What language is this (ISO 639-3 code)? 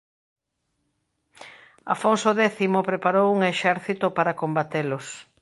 glg